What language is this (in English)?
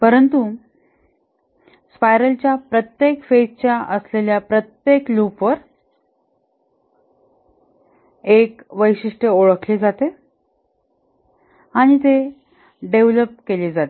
Marathi